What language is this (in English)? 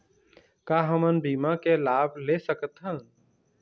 Chhattisgarhi